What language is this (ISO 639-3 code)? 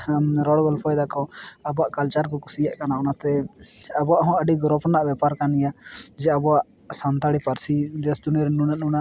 sat